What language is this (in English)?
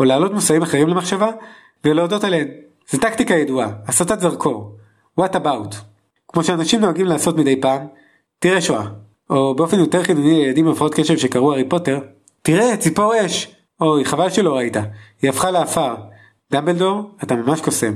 Hebrew